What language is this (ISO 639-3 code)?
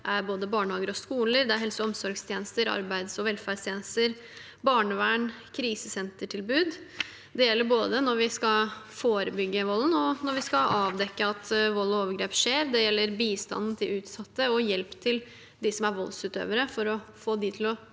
nor